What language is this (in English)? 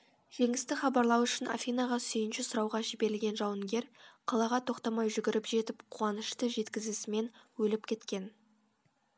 Kazakh